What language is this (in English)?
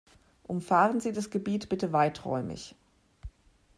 German